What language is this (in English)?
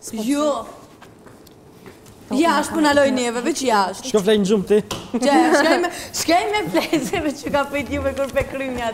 Romanian